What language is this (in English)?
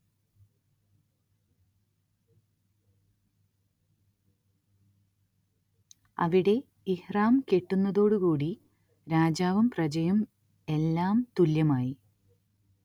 Malayalam